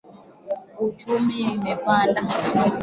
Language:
Swahili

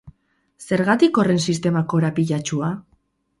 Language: Basque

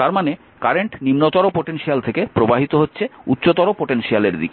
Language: Bangla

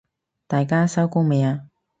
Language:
Cantonese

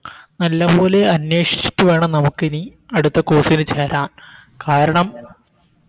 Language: Malayalam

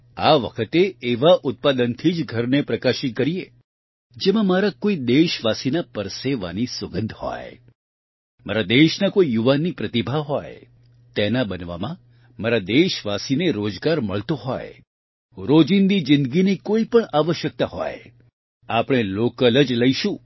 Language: Gujarati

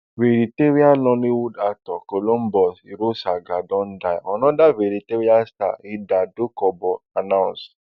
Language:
Nigerian Pidgin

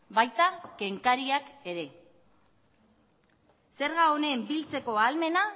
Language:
Basque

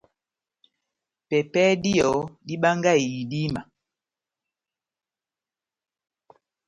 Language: Batanga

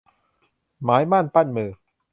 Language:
Thai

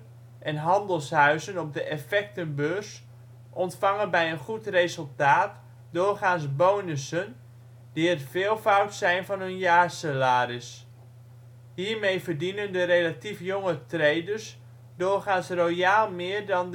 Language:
Dutch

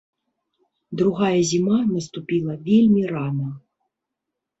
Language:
Belarusian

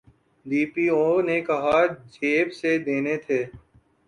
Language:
Urdu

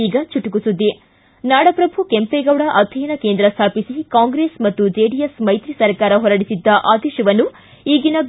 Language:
Kannada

